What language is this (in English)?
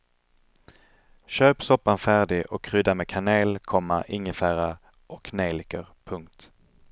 Swedish